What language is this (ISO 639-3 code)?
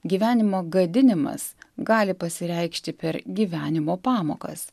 lit